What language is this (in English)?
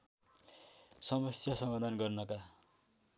Nepali